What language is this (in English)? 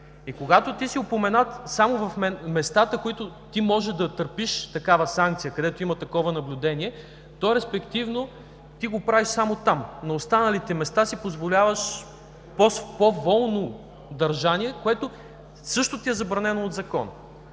Bulgarian